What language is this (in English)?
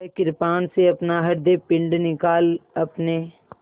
Hindi